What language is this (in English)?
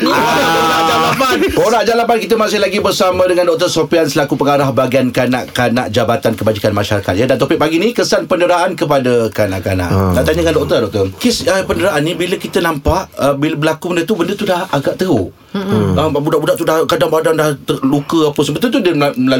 Malay